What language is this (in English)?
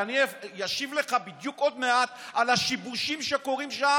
Hebrew